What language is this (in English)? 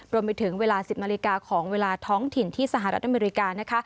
Thai